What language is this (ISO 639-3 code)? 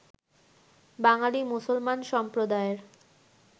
ben